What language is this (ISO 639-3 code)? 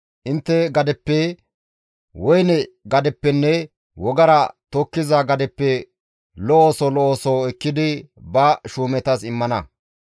gmv